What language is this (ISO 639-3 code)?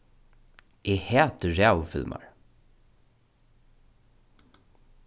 fao